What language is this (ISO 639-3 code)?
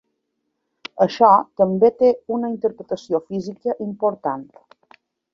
cat